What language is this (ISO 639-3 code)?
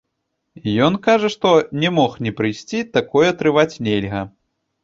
bel